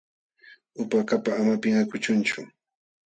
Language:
Jauja Wanca Quechua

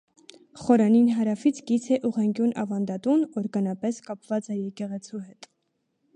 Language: Armenian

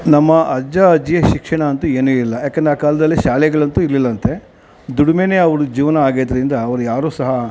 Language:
Kannada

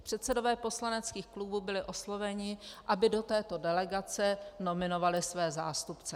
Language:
Czech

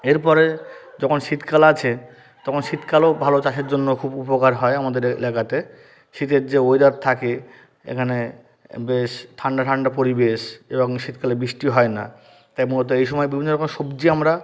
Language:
Bangla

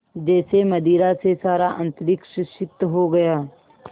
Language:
Hindi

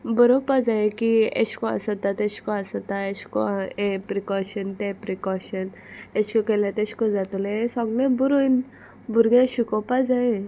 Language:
Konkani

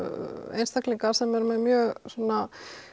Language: Icelandic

